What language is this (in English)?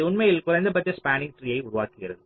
Tamil